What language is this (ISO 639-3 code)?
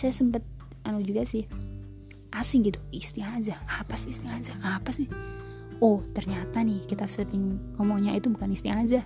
ind